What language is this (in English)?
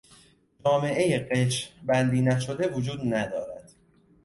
Persian